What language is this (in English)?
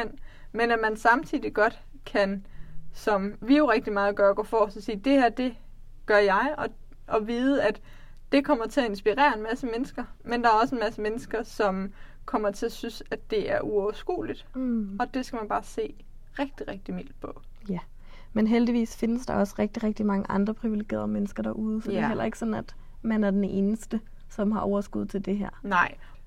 Danish